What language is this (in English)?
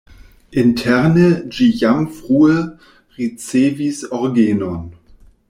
Esperanto